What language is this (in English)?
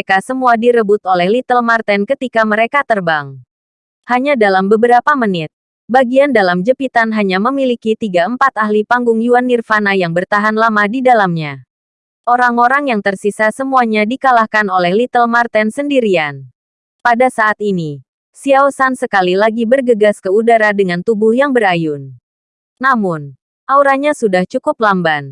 Indonesian